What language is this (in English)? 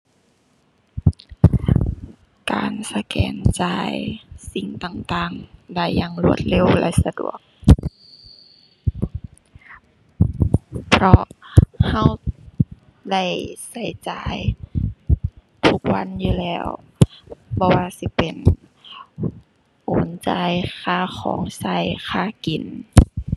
Thai